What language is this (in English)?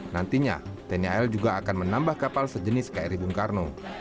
Indonesian